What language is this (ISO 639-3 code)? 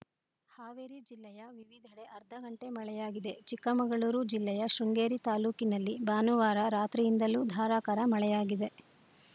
kan